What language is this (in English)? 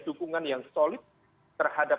Indonesian